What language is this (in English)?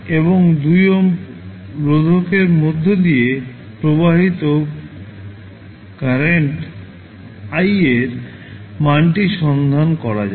Bangla